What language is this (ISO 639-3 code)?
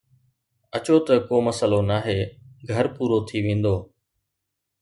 snd